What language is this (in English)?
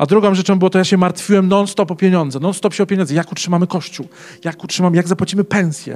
Polish